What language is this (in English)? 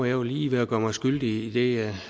Danish